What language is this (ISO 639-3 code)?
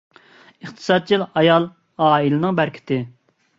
uig